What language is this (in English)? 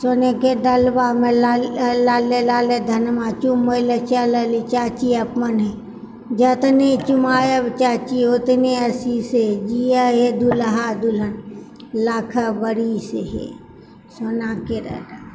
Maithili